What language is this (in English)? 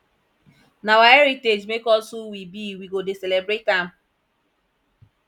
Nigerian Pidgin